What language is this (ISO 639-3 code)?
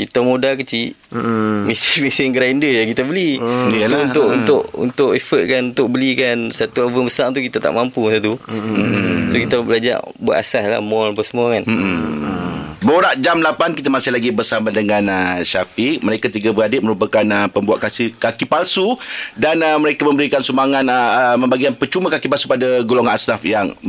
msa